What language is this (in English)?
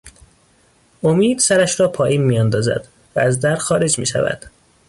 Persian